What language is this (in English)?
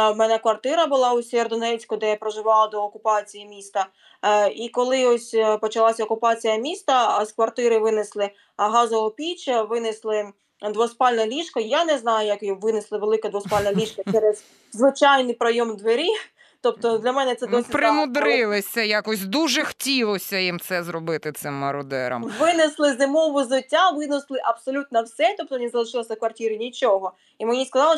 Ukrainian